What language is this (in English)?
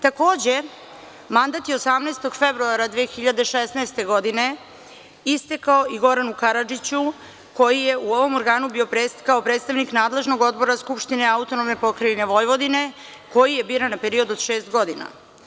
Serbian